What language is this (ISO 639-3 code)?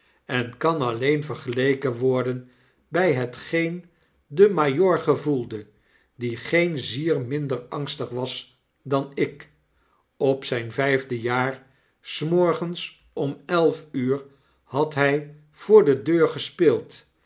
nld